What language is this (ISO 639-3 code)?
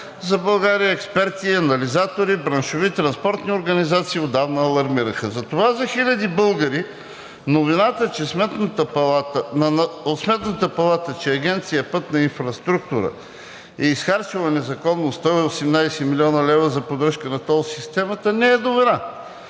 bul